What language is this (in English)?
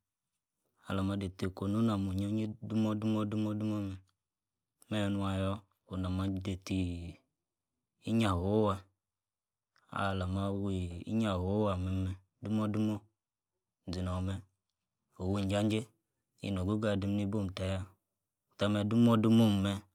Yace